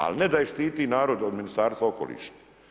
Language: Croatian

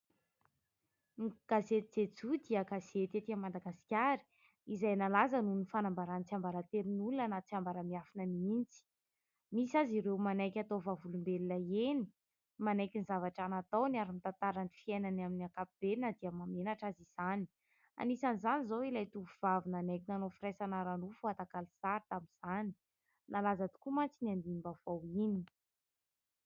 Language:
Malagasy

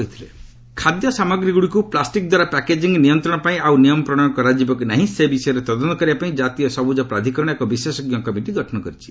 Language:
Odia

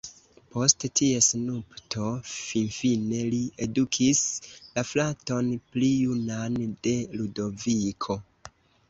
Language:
Esperanto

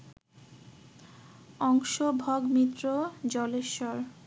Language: Bangla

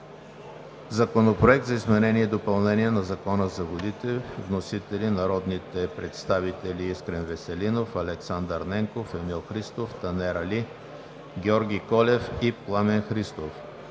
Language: Bulgarian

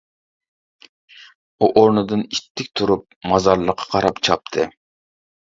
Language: Uyghur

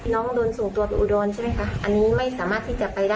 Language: Thai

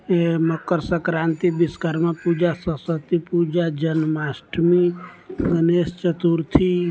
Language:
Maithili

